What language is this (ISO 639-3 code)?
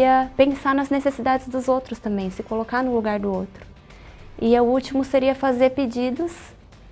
por